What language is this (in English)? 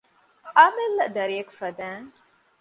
Divehi